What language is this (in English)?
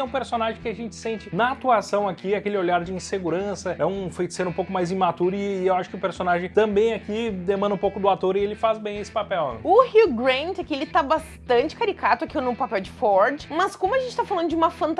Portuguese